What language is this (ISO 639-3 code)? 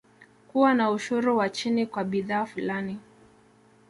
swa